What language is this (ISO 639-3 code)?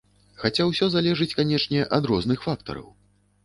bel